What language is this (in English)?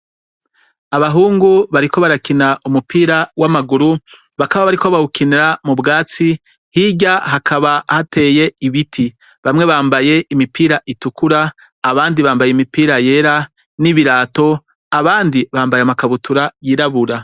Rundi